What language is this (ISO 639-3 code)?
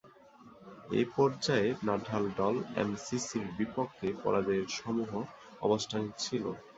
ben